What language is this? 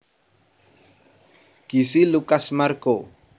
Javanese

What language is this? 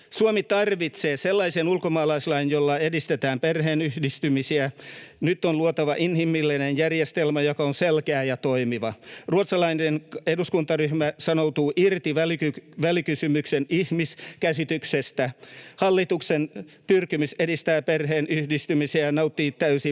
Finnish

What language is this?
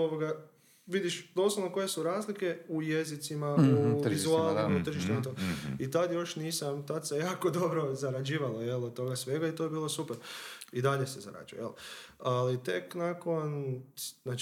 Croatian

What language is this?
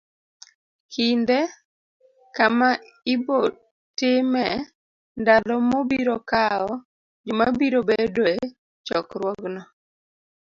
Luo (Kenya and Tanzania)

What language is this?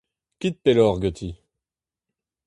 Breton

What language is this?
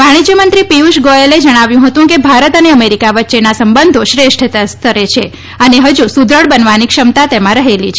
Gujarati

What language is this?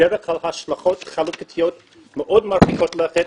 Hebrew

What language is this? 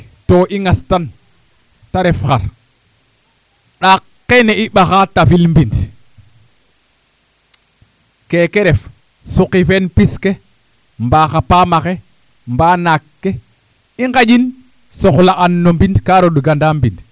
Serer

